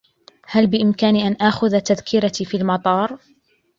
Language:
Arabic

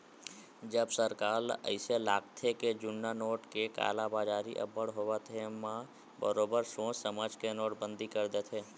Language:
Chhattisgarhi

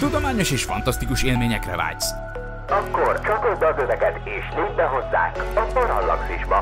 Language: Hungarian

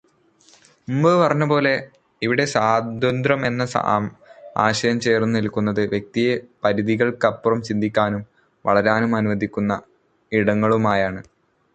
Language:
Malayalam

